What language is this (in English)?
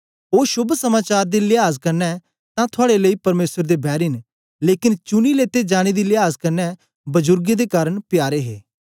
Dogri